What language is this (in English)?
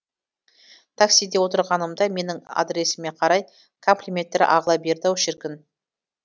Kazakh